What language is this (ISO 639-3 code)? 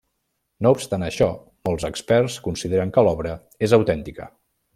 cat